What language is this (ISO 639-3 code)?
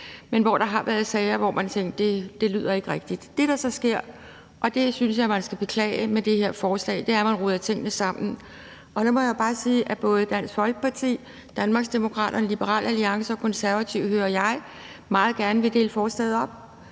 dan